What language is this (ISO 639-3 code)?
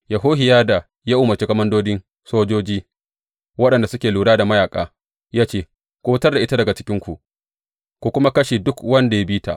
hau